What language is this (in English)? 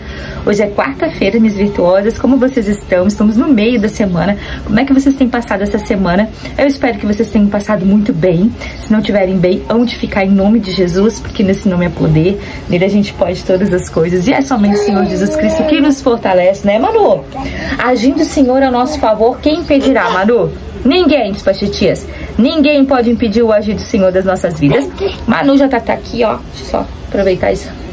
Portuguese